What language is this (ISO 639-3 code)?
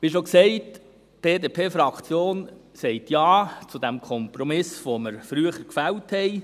gsw